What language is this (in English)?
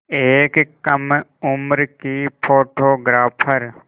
Hindi